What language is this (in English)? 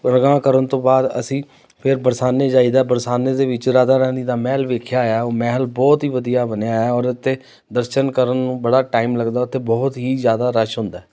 Punjabi